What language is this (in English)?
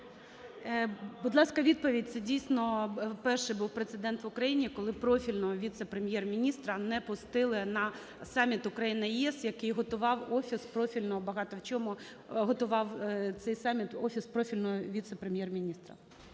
Ukrainian